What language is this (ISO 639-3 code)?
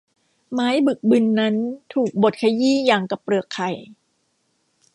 tha